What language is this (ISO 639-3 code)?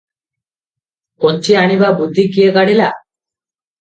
ori